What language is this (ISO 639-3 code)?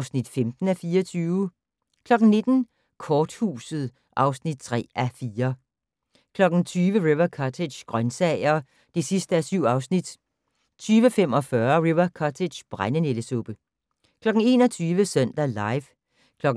dan